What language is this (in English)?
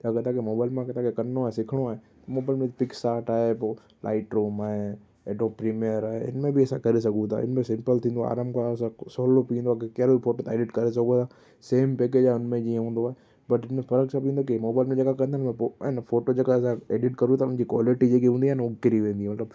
Sindhi